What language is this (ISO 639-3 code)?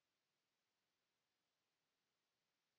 fin